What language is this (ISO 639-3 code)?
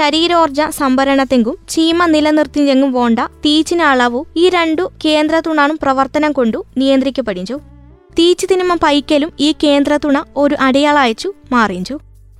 mal